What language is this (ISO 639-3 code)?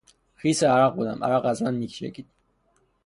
fas